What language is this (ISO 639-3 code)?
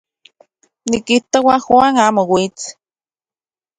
ncx